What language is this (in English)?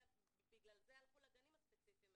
Hebrew